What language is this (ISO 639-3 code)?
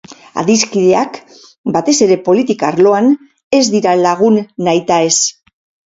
eus